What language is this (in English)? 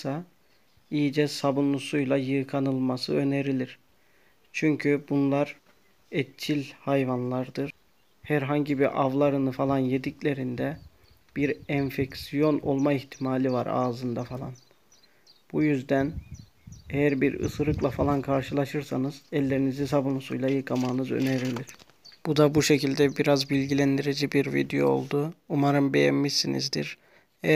Turkish